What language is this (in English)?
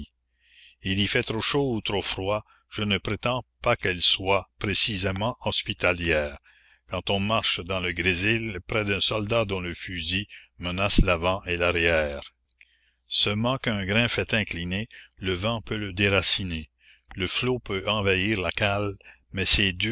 French